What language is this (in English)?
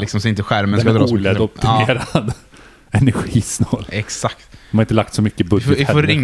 Swedish